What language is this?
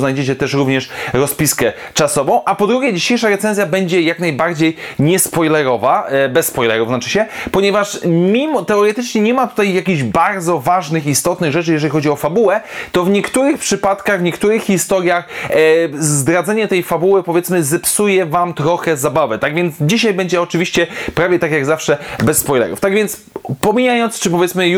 Polish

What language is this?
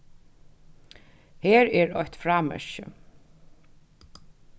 Faroese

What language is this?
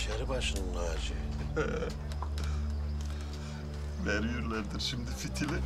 Turkish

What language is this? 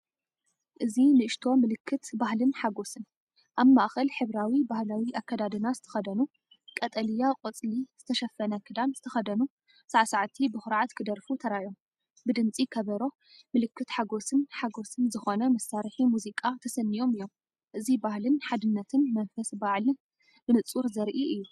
Tigrinya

